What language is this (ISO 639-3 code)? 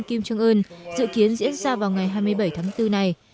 vie